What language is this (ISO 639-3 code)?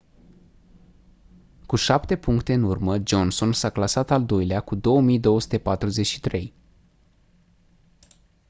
ron